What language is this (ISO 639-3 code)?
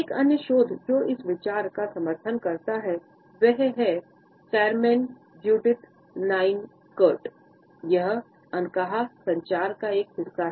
hin